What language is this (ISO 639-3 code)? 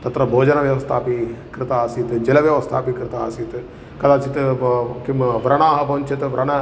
san